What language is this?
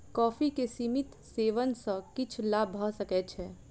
Maithili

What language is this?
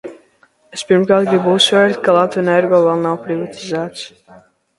Latvian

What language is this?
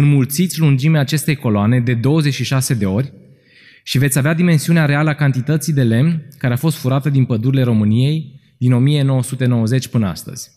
Romanian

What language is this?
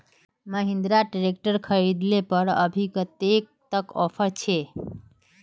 Magahi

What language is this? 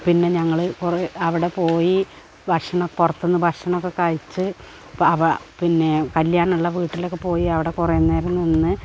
Malayalam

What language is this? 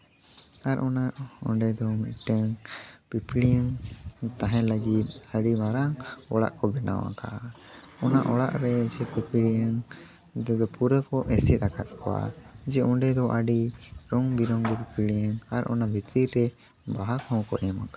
Santali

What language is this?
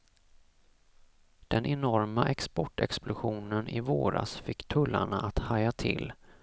Swedish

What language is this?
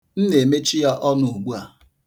Igbo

